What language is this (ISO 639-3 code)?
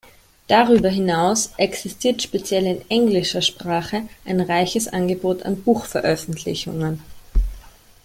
deu